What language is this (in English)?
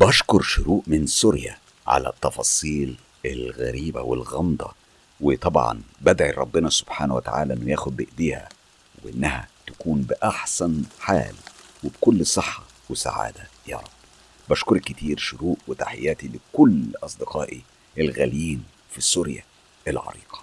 Arabic